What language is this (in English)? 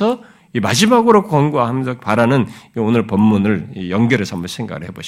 Korean